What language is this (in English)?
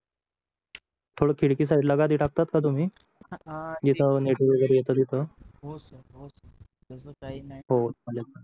Marathi